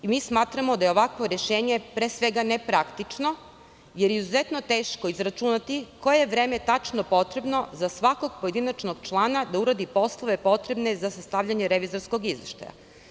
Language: Serbian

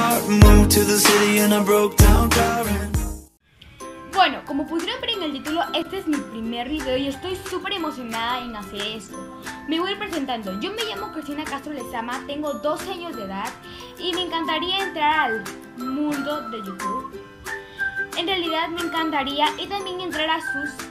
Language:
Spanish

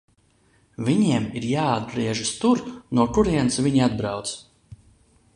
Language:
Latvian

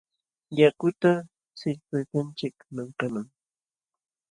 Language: Jauja Wanca Quechua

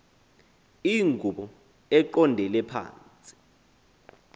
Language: Xhosa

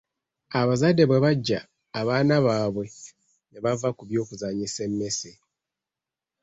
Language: Ganda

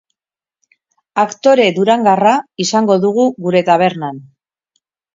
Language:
Basque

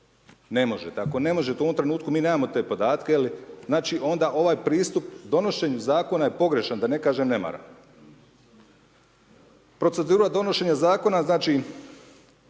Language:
Croatian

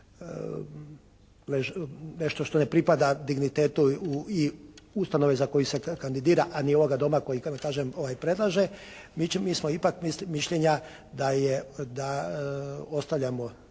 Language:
Croatian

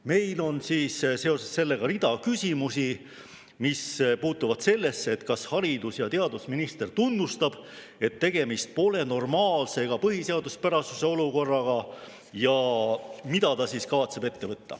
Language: Estonian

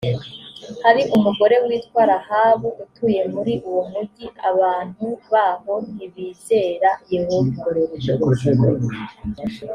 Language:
Kinyarwanda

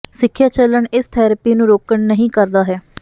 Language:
Punjabi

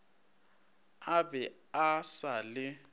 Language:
Northern Sotho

